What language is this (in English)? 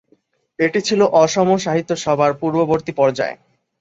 Bangla